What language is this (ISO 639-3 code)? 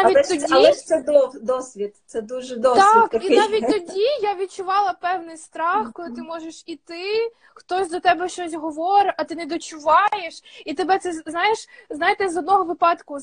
ukr